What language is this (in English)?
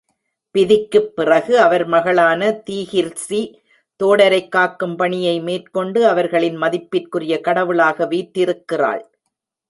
Tamil